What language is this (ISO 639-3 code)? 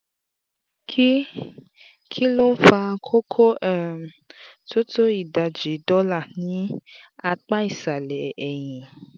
yor